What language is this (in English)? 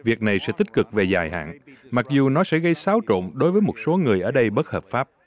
Vietnamese